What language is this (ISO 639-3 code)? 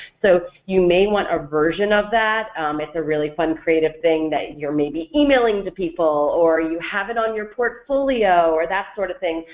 eng